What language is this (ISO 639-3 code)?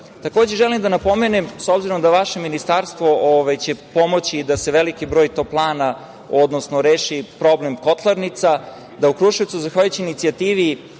srp